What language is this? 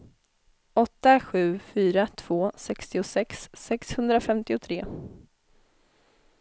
Swedish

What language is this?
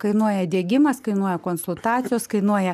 Lithuanian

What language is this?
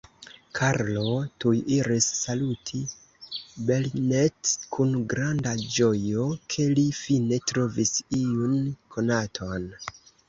Esperanto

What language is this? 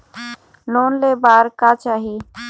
Chhattisgarhi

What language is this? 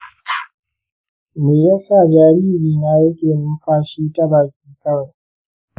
Hausa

